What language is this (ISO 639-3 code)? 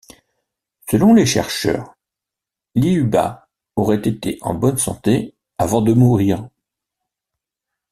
fra